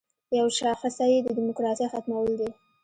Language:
Pashto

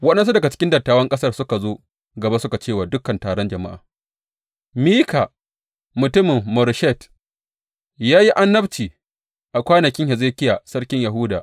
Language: Hausa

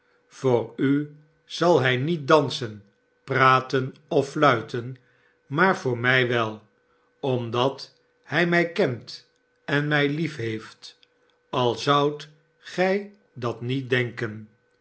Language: Dutch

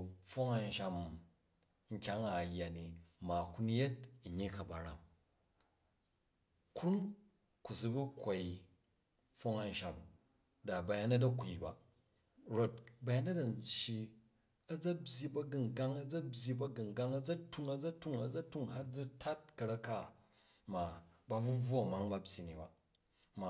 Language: Jju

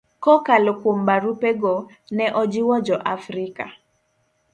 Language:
Luo (Kenya and Tanzania)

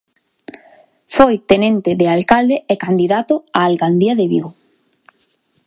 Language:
Galician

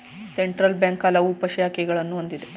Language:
Kannada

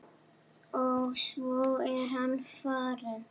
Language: Icelandic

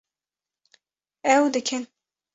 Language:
Kurdish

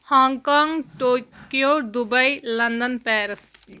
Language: Kashmiri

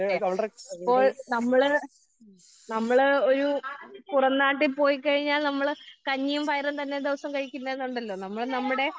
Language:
Malayalam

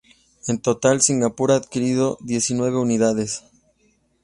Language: Spanish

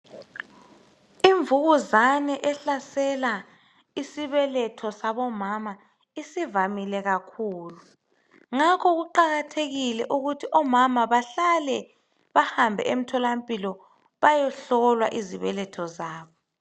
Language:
North Ndebele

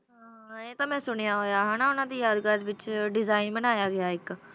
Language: Punjabi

